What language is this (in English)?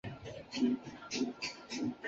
Chinese